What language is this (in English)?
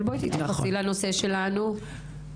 Hebrew